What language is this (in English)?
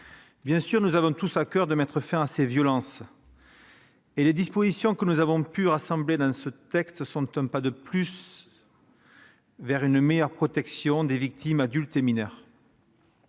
French